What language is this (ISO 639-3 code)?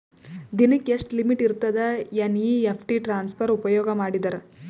kan